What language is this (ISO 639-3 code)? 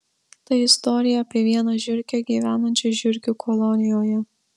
lit